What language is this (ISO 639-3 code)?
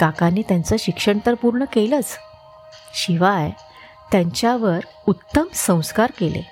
mar